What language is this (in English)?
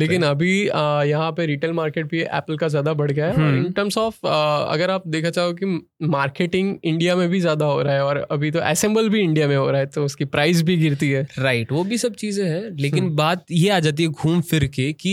Hindi